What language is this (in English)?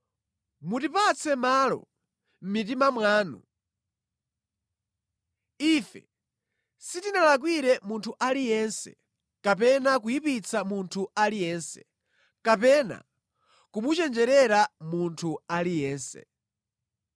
Nyanja